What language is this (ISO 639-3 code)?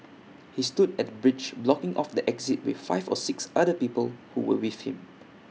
eng